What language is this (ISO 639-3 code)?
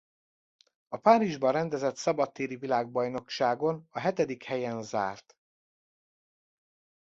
hun